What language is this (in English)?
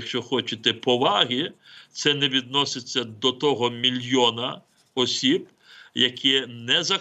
Ukrainian